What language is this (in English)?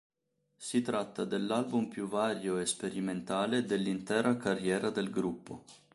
Italian